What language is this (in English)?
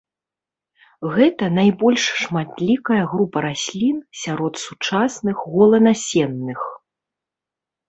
Belarusian